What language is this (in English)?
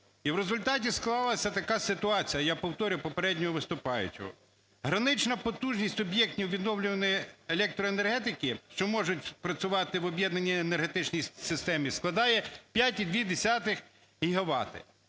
Ukrainian